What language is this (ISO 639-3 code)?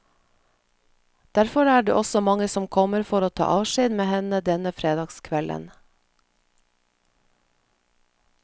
nor